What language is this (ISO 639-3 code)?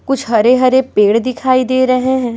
hin